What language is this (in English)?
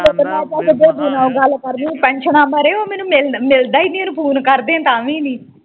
Punjabi